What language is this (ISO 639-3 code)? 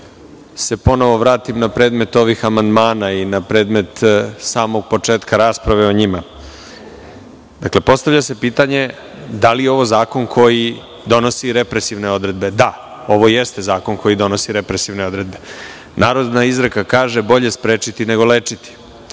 srp